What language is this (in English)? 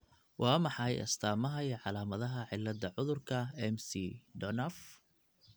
Somali